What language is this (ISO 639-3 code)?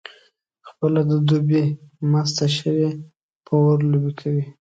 pus